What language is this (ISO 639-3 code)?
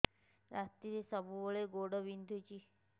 ori